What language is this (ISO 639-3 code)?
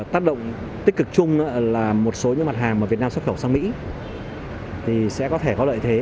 vie